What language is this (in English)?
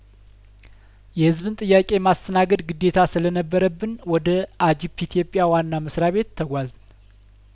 Amharic